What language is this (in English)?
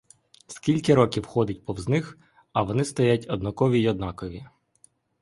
Ukrainian